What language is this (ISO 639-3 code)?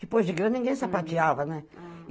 por